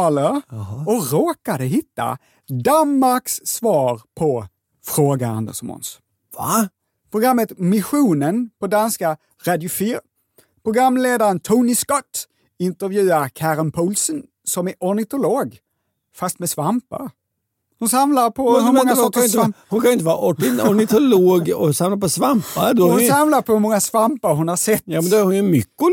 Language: Swedish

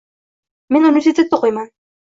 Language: Uzbek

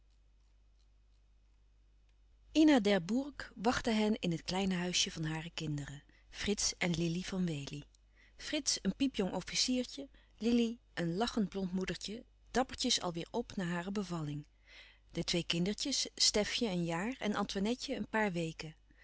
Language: Dutch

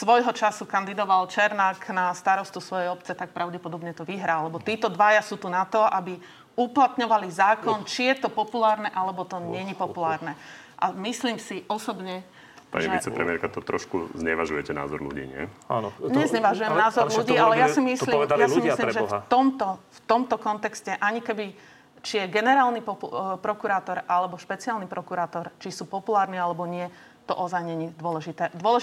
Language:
Slovak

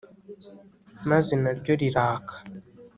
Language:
Kinyarwanda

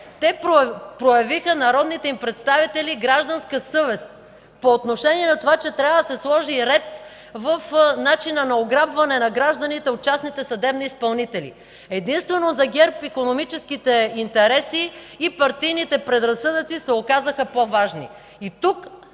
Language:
Bulgarian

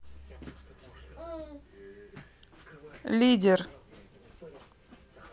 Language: Russian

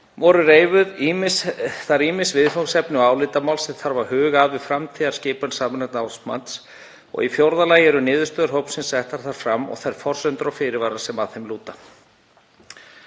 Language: Icelandic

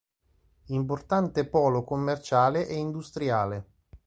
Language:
Italian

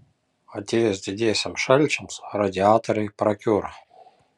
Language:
Lithuanian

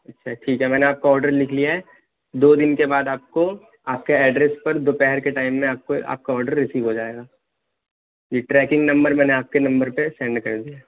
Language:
Urdu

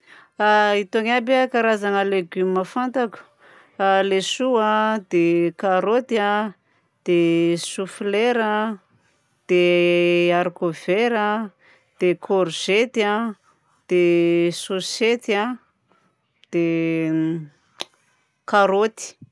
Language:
Southern Betsimisaraka Malagasy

